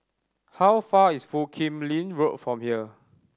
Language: English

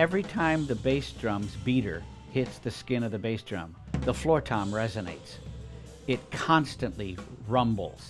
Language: English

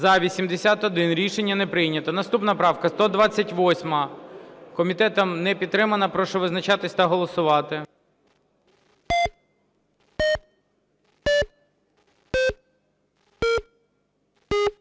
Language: Ukrainian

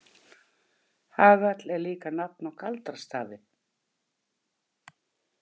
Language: Icelandic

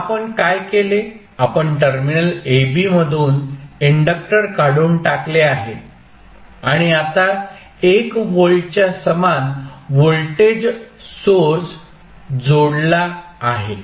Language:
Marathi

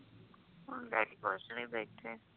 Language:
Punjabi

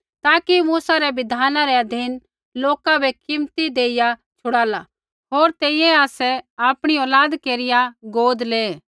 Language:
Kullu Pahari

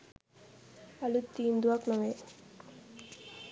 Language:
Sinhala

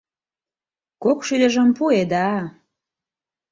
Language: Mari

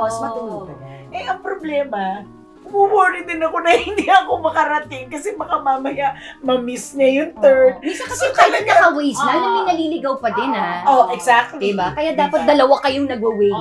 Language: Filipino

